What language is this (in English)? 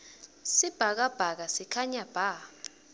Swati